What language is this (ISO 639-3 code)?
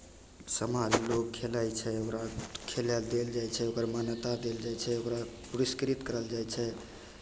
mai